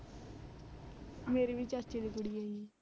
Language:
Punjabi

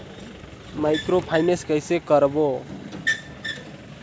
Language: Chhattisgarhi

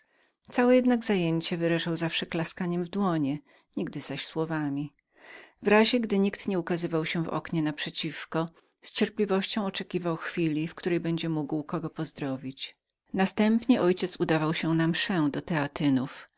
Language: Polish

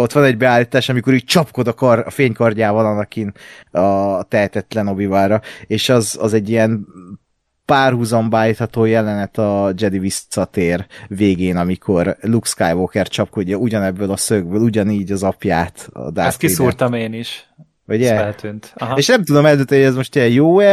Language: Hungarian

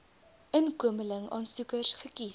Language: Afrikaans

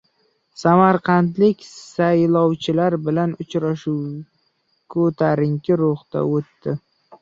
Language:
Uzbek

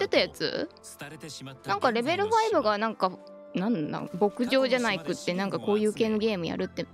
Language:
Japanese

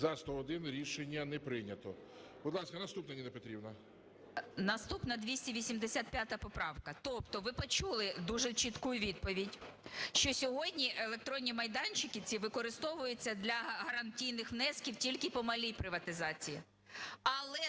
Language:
Ukrainian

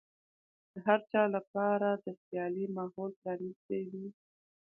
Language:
Pashto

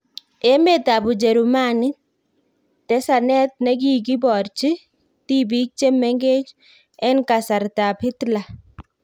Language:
Kalenjin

